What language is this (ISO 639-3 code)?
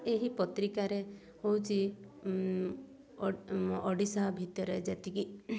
ori